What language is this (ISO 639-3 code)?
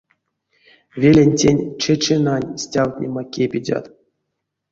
myv